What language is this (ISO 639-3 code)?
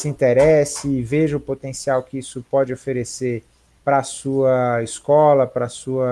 por